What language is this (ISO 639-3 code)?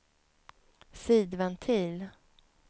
swe